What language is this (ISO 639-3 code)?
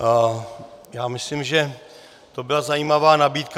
ces